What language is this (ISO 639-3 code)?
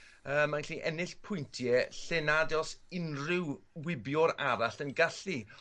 cym